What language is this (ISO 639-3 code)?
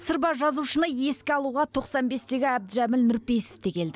kaz